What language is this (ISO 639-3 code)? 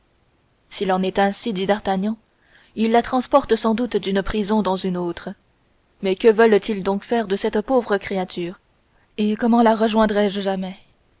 fra